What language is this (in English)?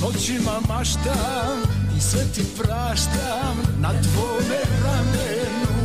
Croatian